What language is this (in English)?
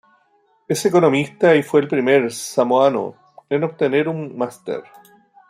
Spanish